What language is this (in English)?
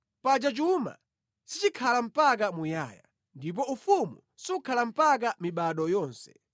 Nyanja